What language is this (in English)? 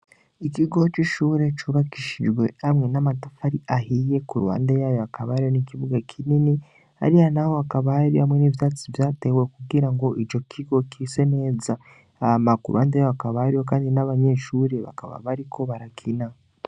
Rundi